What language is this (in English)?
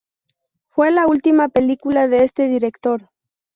Spanish